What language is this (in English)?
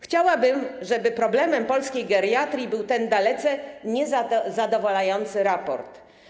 Polish